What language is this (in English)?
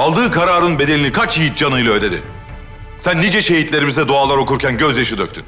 Turkish